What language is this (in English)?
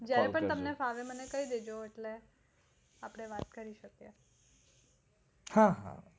Gujarati